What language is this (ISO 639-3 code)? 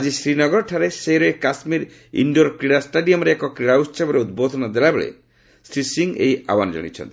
ori